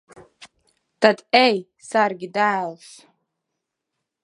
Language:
Latvian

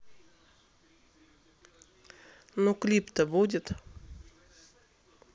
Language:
Russian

